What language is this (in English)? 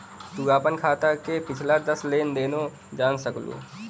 Bhojpuri